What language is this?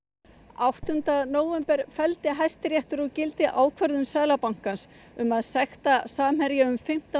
Icelandic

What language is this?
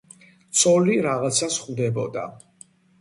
Georgian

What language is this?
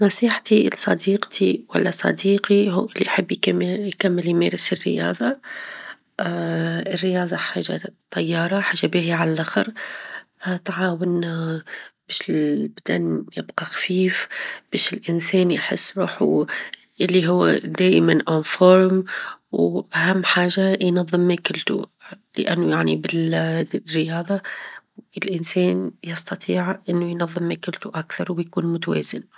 Tunisian Arabic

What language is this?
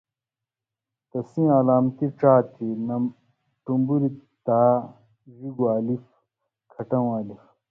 Indus Kohistani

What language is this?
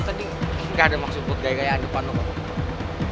Indonesian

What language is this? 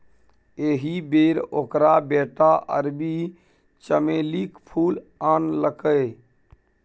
Maithili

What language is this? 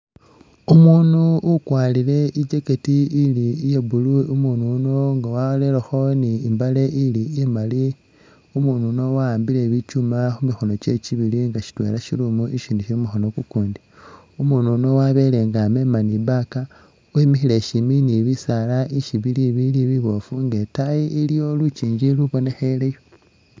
Masaaba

